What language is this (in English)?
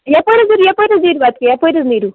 Kashmiri